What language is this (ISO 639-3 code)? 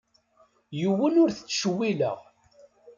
kab